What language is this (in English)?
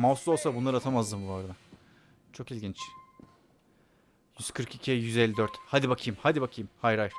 Turkish